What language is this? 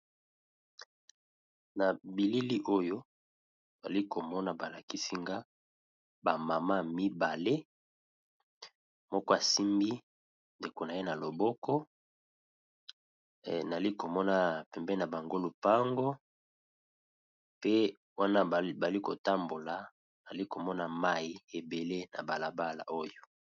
Lingala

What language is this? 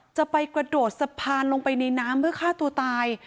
Thai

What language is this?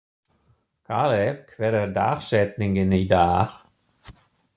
Icelandic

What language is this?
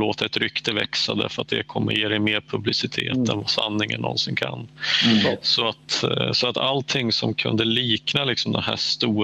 Swedish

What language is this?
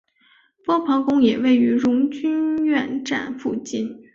Chinese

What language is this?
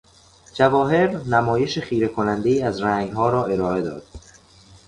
Persian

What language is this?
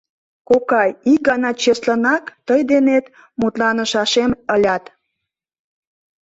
Mari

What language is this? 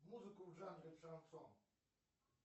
Russian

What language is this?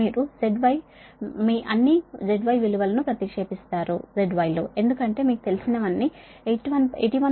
Telugu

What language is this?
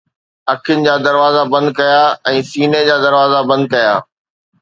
Sindhi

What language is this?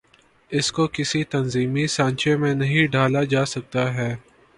Urdu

